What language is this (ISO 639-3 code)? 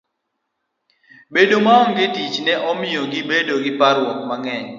luo